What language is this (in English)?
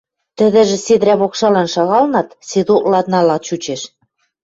Western Mari